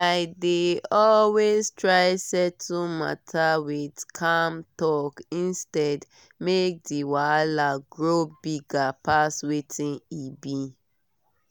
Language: Nigerian Pidgin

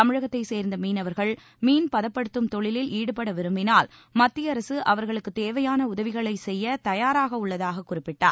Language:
Tamil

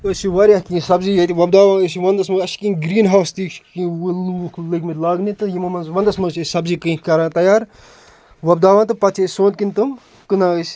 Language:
Kashmiri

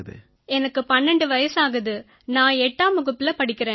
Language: Tamil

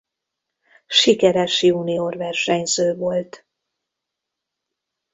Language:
Hungarian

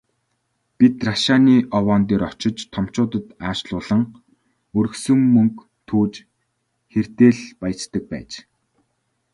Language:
Mongolian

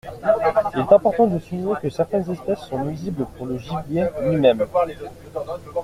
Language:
French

